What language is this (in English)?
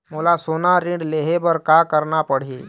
Chhattisgarhi